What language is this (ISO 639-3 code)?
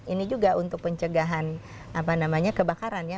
ind